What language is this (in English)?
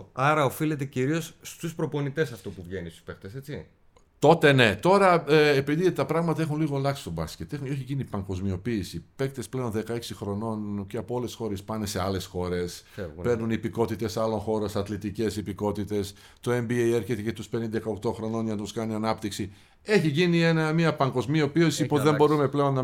Greek